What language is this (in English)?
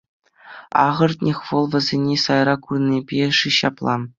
Chuvash